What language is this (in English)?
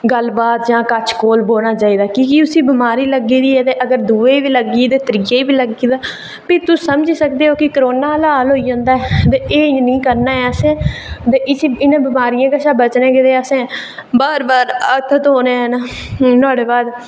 Dogri